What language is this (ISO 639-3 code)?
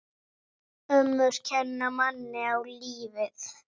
isl